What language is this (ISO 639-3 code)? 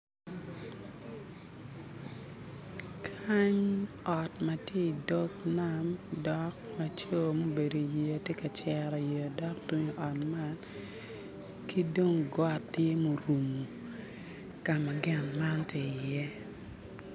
ach